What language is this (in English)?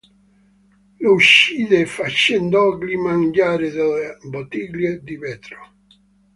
Italian